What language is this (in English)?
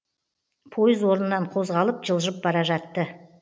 Kazakh